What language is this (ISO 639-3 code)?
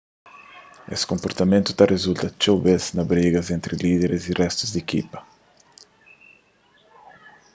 kea